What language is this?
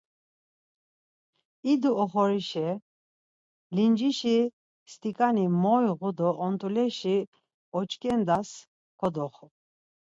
Laz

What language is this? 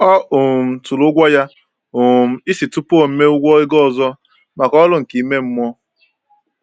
Igbo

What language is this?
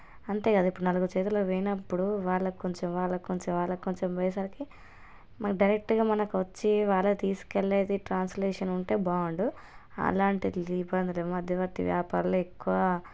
Telugu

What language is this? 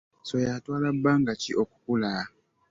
Ganda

